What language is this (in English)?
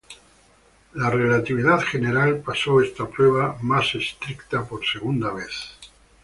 Spanish